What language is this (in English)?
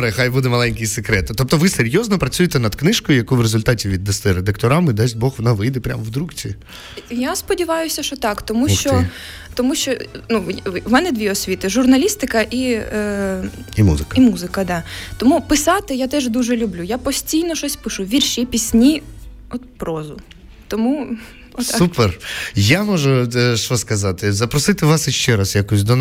Ukrainian